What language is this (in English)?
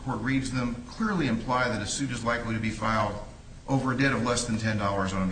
English